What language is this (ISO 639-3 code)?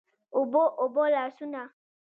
pus